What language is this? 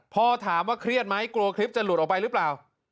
Thai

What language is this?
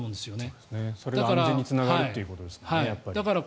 Japanese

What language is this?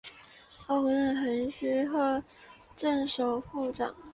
Chinese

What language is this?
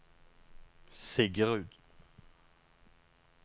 Norwegian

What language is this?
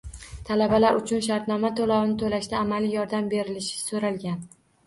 Uzbek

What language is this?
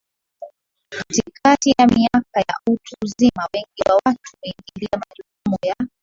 Swahili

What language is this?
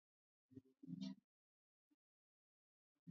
Swahili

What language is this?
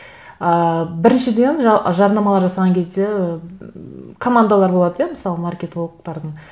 Kazakh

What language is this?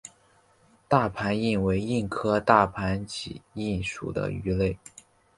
Chinese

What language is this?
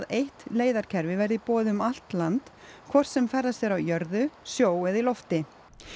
Icelandic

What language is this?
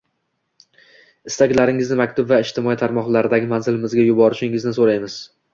Uzbek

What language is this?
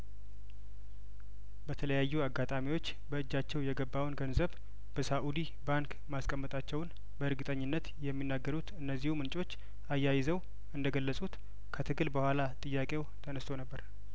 Amharic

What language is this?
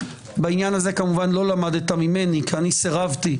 Hebrew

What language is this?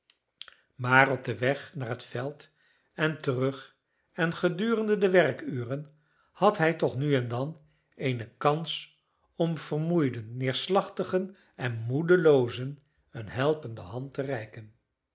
Dutch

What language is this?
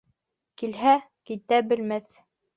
Bashkir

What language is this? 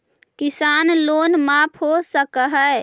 Magahi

